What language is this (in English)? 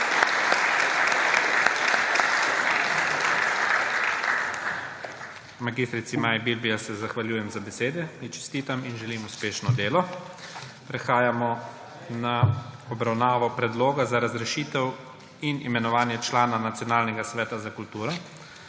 Slovenian